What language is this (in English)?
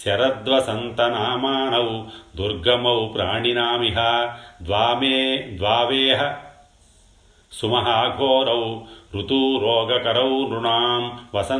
Telugu